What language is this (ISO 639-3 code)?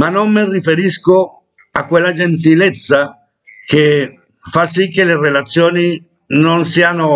ita